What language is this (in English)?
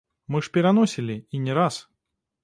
Belarusian